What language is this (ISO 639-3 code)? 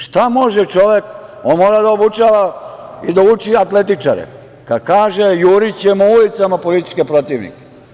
srp